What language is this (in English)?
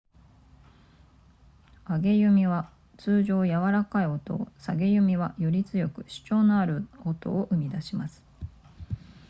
Japanese